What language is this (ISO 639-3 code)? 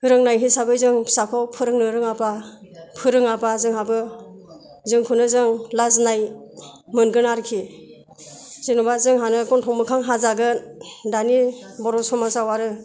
brx